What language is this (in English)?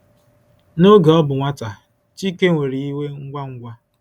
Igbo